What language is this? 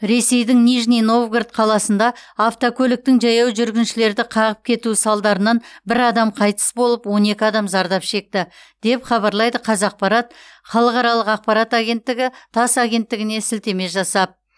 Kazakh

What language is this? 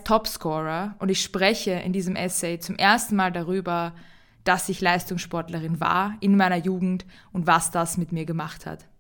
German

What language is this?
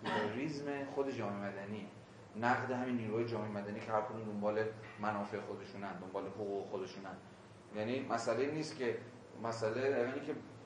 Persian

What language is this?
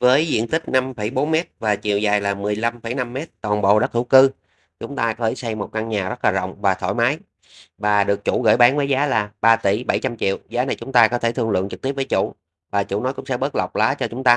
Vietnamese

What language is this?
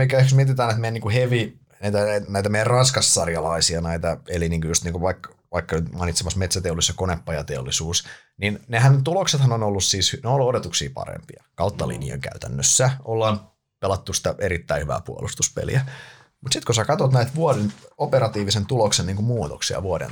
Finnish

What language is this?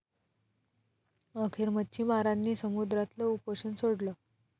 Marathi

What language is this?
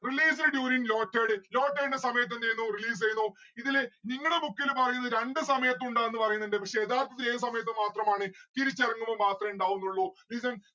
Malayalam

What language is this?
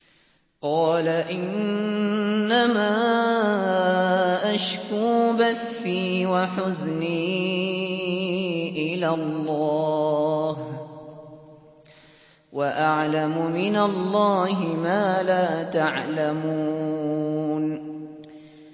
Arabic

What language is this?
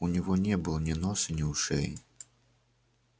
Russian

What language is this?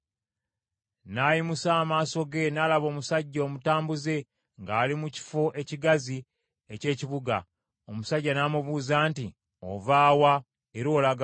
Ganda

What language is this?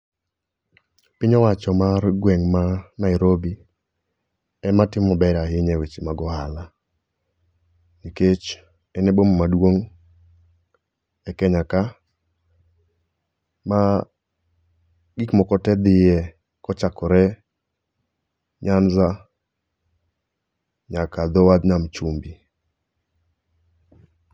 Luo (Kenya and Tanzania)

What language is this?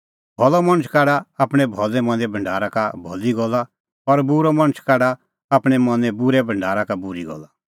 Kullu Pahari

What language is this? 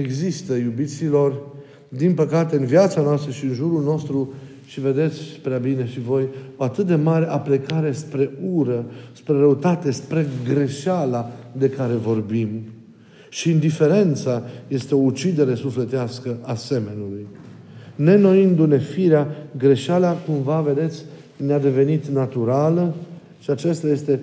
Romanian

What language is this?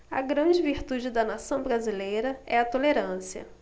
Portuguese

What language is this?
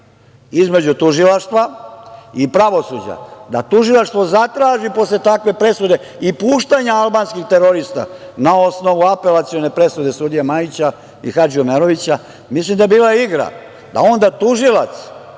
Serbian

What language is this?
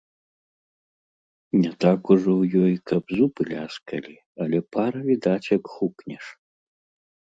Belarusian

